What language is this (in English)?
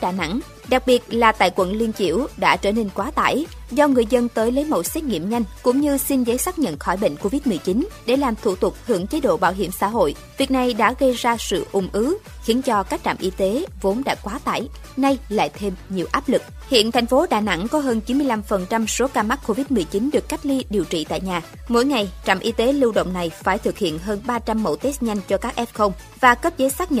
Vietnamese